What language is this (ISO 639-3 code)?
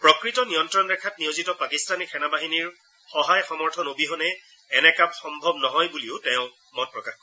asm